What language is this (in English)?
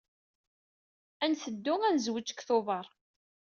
Kabyle